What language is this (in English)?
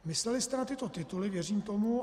Czech